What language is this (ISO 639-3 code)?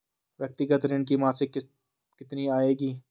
hin